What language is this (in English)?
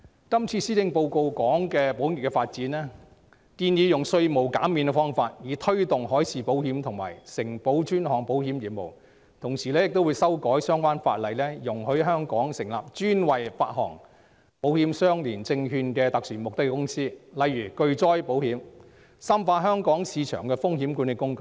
Cantonese